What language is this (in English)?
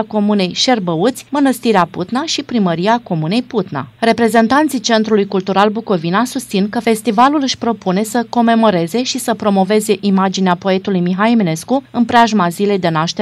Romanian